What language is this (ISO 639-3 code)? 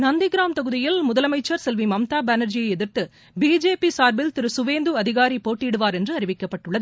tam